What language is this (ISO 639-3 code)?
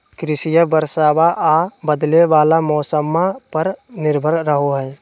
mag